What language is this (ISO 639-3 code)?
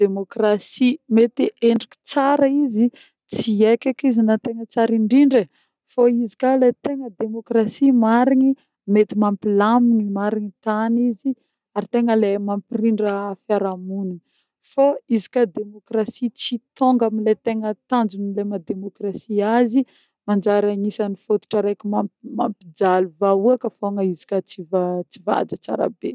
bmm